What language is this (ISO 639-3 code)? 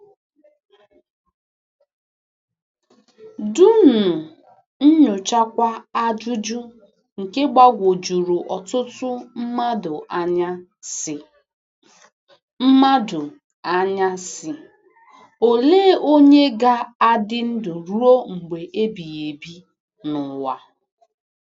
ibo